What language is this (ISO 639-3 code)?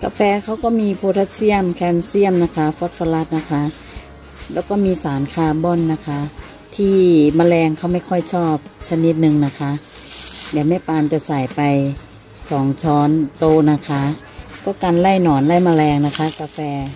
tha